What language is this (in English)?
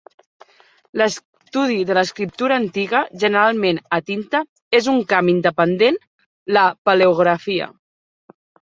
Catalan